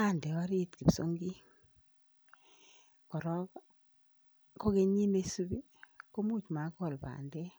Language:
Kalenjin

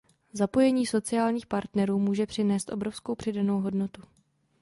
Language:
Czech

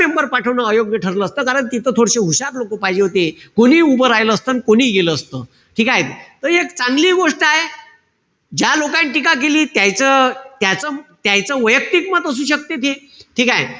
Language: Marathi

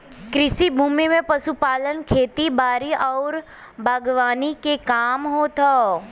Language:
Bhojpuri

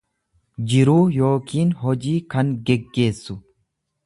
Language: Oromo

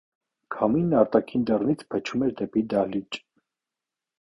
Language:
Armenian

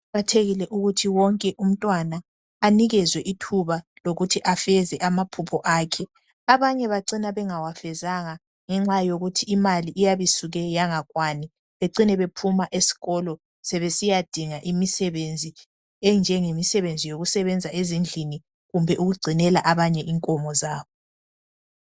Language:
North Ndebele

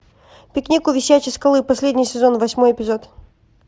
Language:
Russian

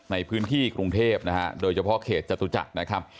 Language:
Thai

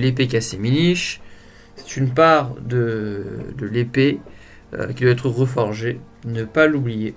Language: French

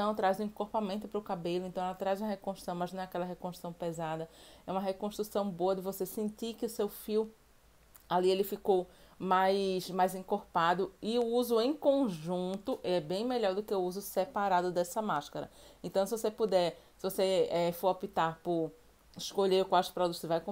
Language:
Portuguese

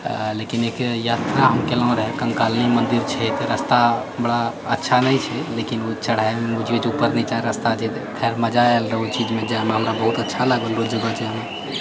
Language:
Maithili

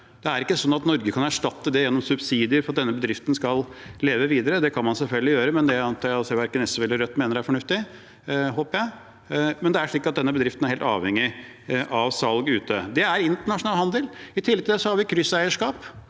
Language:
Norwegian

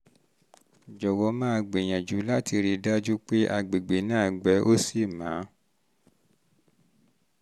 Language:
Yoruba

